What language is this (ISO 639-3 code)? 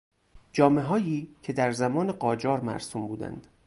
fas